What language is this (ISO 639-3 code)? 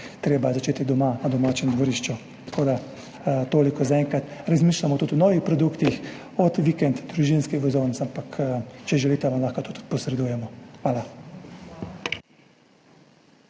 slv